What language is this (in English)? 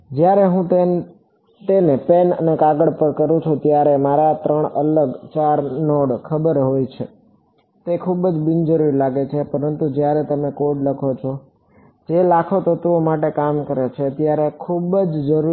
Gujarati